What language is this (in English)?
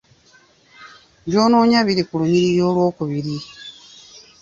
Ganda